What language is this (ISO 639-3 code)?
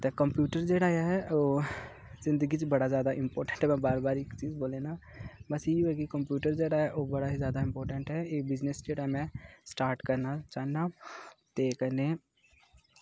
doi